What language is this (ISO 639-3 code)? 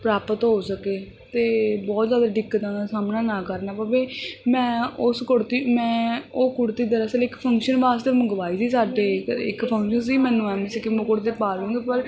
pan